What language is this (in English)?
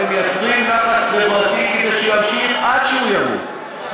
Hebrew